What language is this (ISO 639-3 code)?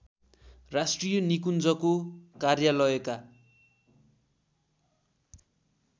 nep